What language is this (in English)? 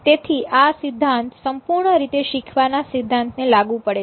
Gujarati